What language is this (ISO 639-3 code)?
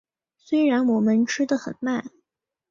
zho